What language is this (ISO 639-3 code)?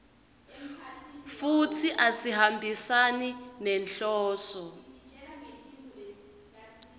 ssw